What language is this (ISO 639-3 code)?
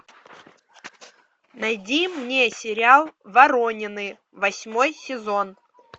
rus